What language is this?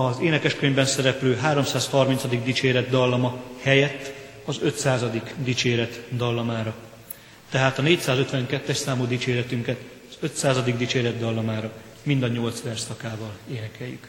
Hungarian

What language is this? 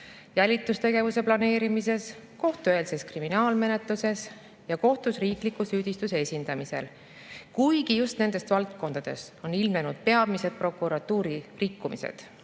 Estonian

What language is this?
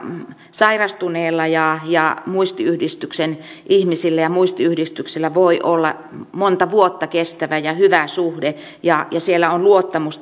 Finnish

